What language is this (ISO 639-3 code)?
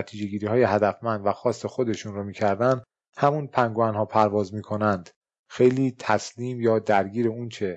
fas